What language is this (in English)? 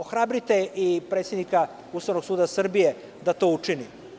Serbian